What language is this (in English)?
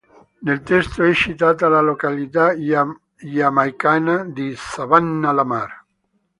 Italian